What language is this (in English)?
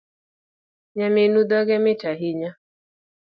Luo (Kenya and Tanzania)